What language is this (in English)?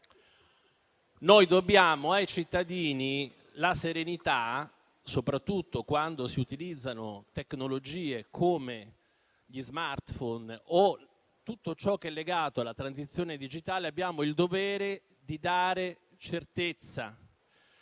Italian